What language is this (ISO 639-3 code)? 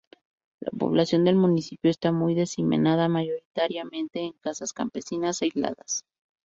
spa